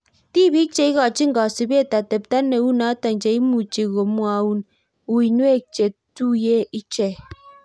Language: Kalenjin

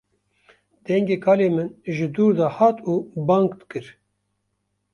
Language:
Kurdish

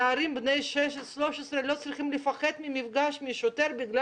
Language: Hebrew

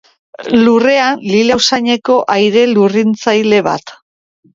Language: Basque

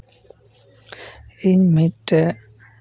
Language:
Santali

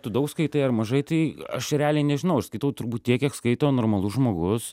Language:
Lithuanian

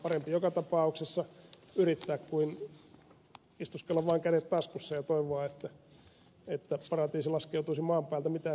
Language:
Finnish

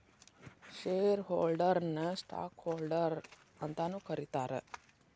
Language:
Kannada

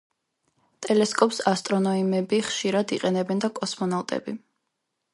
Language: Georgian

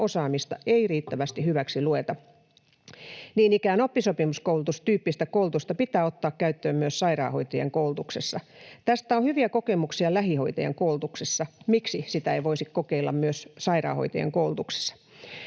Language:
Finnish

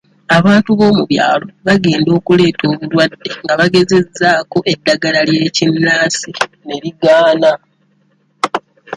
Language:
Ganda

